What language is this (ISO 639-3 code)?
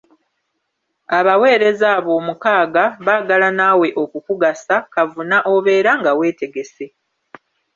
lug